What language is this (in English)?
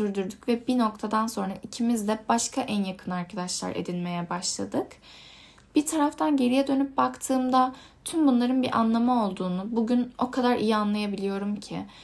Turkish